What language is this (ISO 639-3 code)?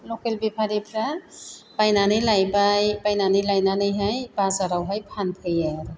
brx